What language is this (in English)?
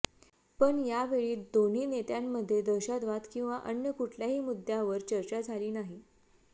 Marathi